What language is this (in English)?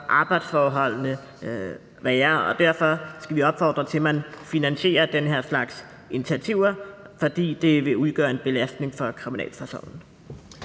Danish